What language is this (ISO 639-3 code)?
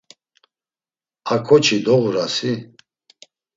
lzz